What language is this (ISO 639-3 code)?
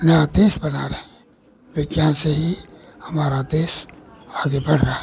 hin